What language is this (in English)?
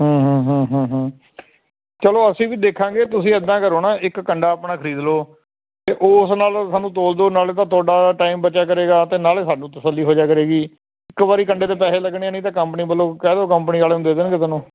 Punjabi